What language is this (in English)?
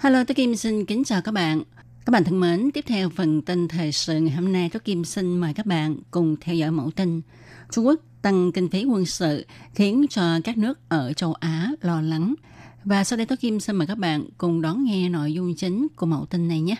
Vietnamese